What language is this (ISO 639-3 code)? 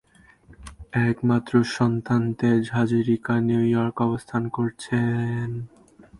ben